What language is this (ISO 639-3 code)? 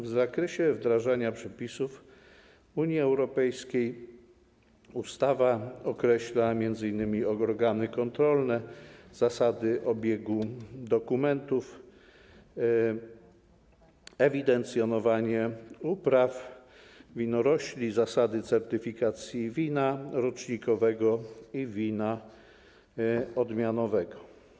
pol